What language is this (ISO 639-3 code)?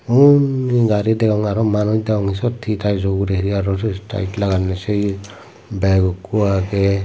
ccp